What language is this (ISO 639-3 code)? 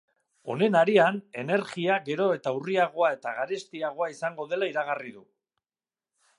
eus